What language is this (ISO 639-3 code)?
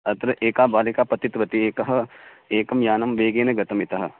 san